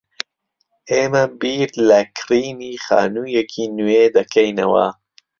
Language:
Central Kurdish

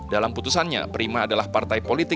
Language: Indonesian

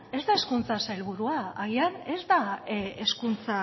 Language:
Basque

